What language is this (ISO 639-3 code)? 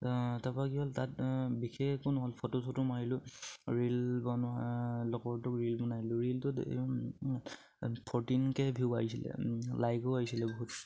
asm